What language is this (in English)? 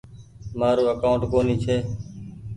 Goaria